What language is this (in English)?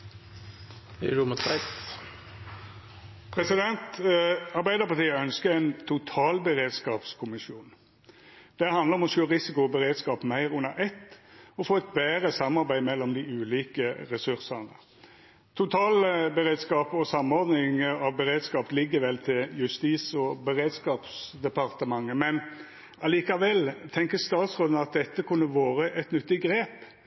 Norwegian Nynorsk